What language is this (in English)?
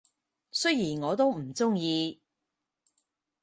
Cantonese